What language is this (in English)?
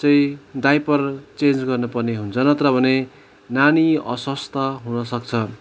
Nepali